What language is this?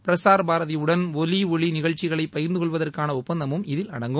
Tamil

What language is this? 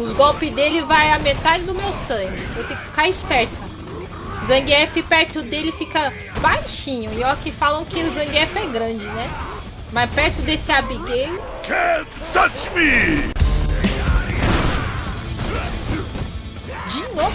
Portuguese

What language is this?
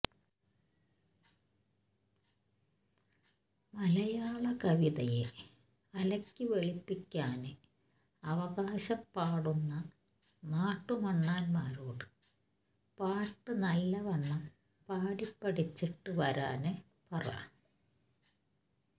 Malayalam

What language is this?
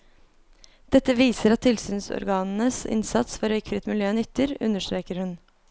Norwegian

